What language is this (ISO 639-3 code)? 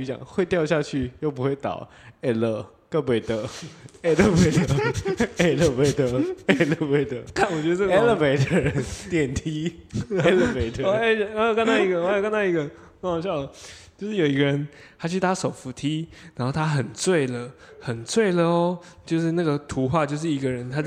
zho